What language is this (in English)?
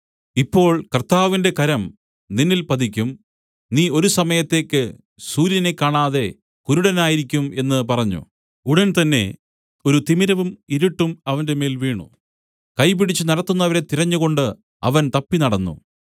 Malayalam